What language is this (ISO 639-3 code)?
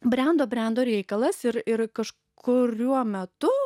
lit